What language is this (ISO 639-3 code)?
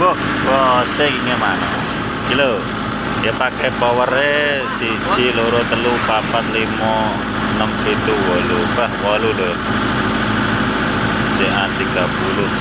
ind